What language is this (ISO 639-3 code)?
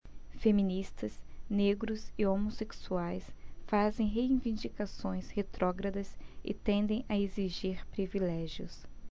por